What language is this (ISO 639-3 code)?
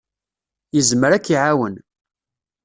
kab